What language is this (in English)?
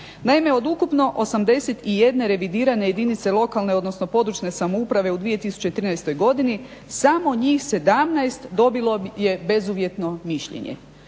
Croatian